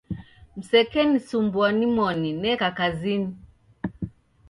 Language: Taita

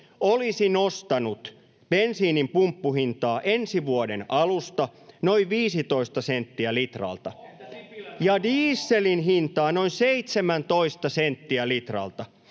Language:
Finnish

